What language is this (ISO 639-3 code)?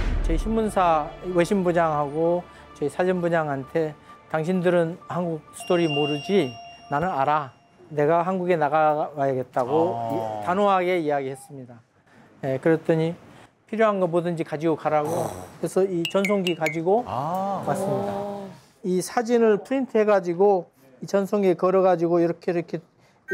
kor